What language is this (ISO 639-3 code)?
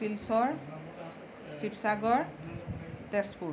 asm